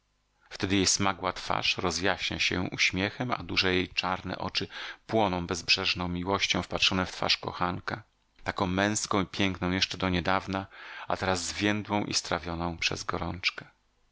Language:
Polish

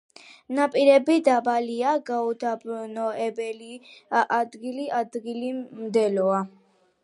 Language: Georgian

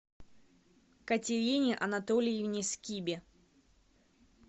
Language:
Russian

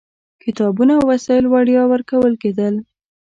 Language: Pashto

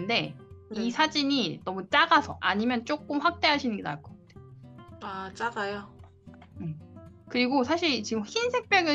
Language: Korean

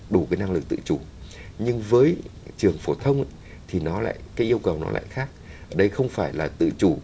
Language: Vietnamese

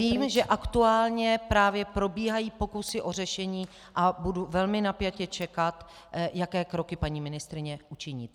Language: Czech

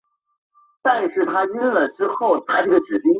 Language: Chinese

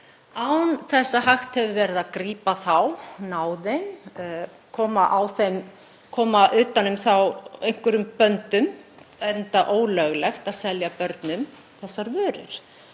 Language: Icelandic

